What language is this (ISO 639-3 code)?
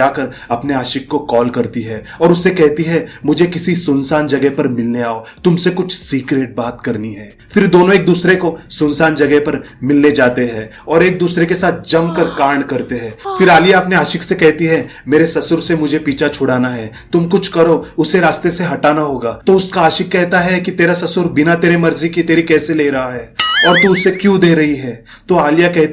hin